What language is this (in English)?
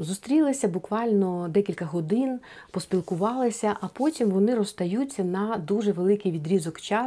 Ukrainian